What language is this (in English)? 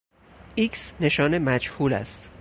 Persian